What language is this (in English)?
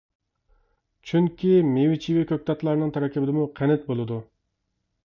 Uyghur